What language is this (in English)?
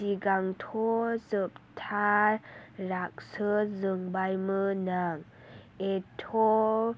Bodo